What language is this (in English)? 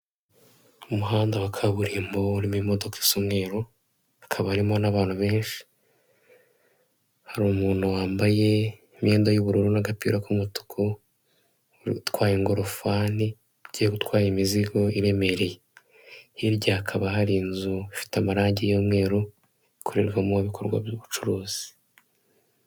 Kinyarwanda